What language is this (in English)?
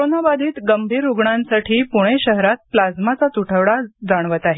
Marathi